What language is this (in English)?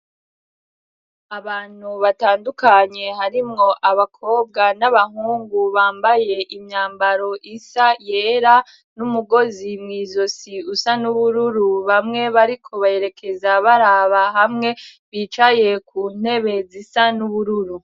Rundi